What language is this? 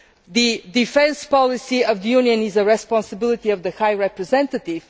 English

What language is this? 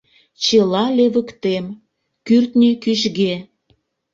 Mari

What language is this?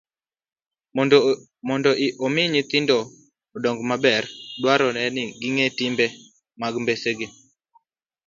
Luo (Kenya and Tanzania)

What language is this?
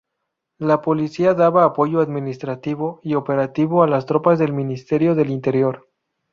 Spanish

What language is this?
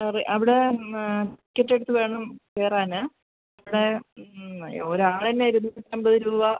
Malayalam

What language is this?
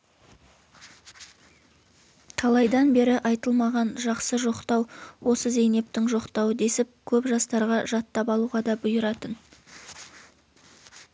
Kazakh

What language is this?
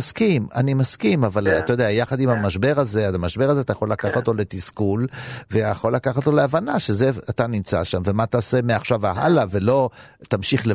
Hebrew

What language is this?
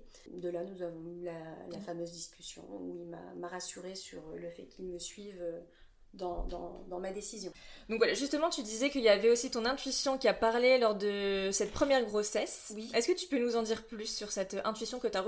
French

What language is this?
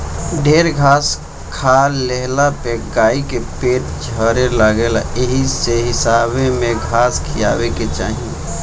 Bhojpuri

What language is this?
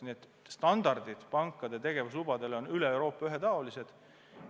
Estonian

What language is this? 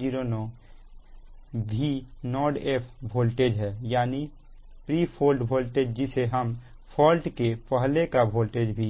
Hindi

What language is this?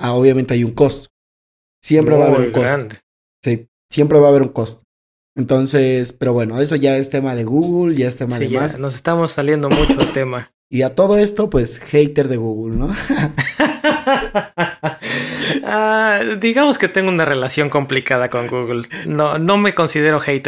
Spanish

